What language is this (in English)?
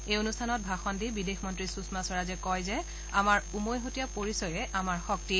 Assamese